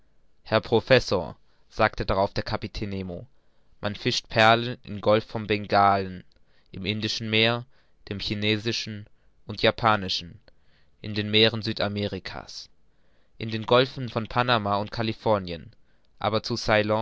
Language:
German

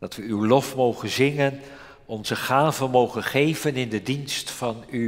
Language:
Dutch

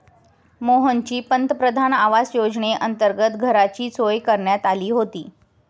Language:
Marathi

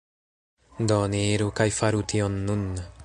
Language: Esperanto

